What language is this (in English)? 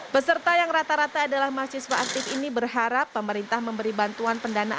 Indonesian